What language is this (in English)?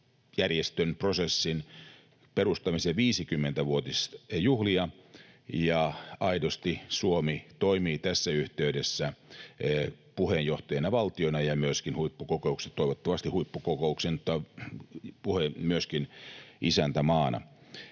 Finnish